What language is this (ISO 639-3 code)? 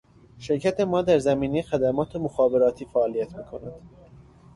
fas